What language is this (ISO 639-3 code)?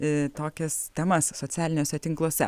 lit